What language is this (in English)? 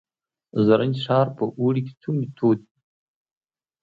Pashto